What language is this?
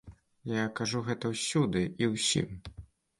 Belarusian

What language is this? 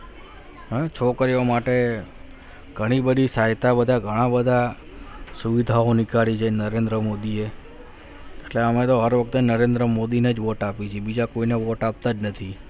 Gujarati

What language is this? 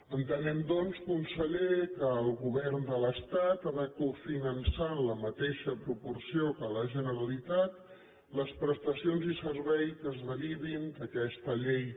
Catalan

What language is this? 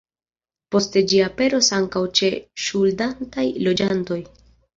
Esperanto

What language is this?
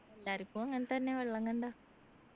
Malayalam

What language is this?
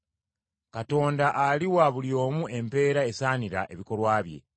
Ganda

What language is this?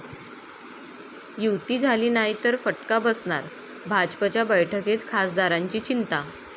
Marathi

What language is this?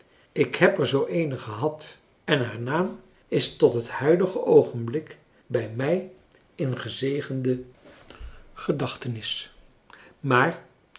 Dutch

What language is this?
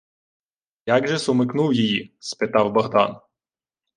Ukrainian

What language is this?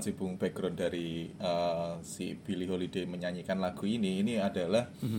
Indonesian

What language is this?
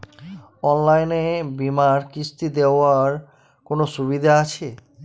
Bangla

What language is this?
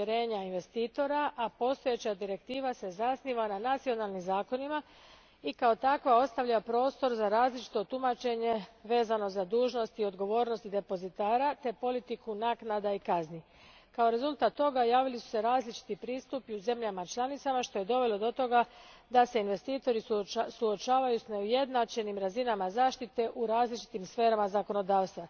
Croatian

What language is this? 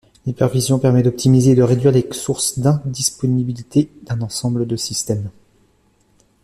French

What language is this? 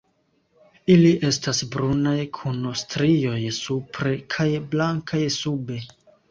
Esperanto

